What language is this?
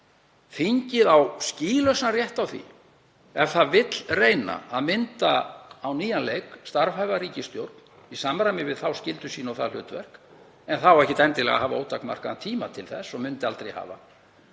Icelandic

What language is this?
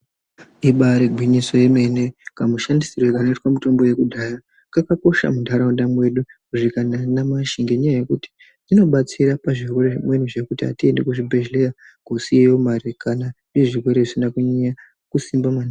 Ndau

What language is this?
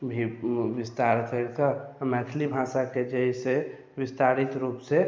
Maithili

